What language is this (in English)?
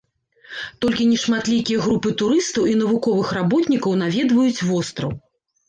Belarusian